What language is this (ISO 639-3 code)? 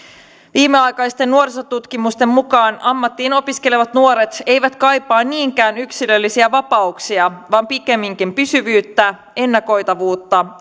fin